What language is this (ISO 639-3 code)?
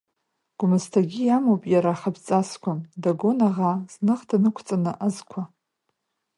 abk